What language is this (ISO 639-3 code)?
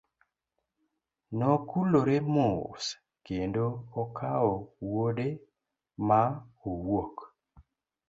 luo